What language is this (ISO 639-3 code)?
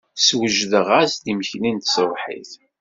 kab